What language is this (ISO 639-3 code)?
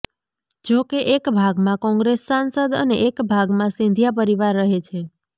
guj